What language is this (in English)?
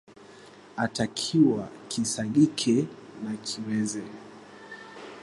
Swahili